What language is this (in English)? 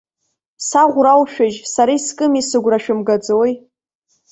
Abkhazian